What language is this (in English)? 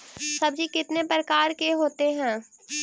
Magahi